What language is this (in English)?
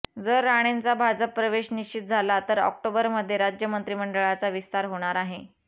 Marathi